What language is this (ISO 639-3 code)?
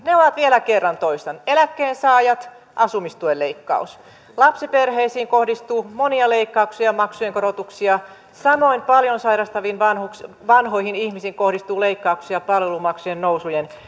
fin